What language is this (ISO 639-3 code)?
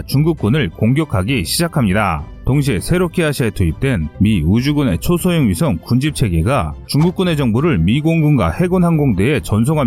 kor